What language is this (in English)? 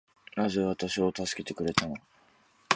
Japanese